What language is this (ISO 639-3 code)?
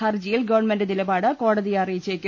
mal